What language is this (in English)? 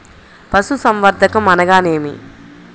Telugu